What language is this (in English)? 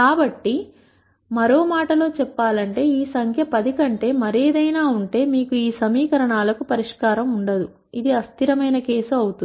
Telugu